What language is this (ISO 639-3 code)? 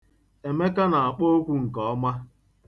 ibo